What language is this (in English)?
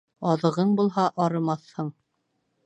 Bashkir